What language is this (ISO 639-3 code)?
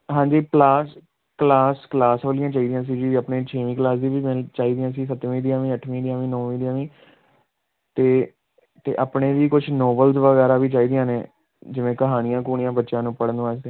pan